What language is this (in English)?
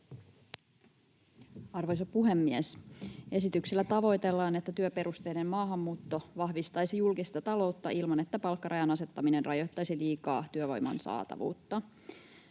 Finnish